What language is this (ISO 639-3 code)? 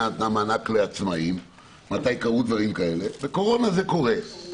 heb